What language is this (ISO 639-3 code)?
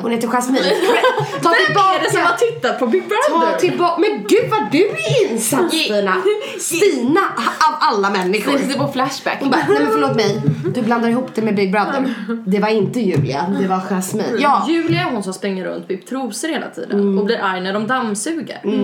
swe